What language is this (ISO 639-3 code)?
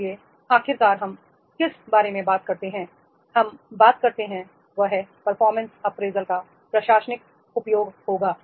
hin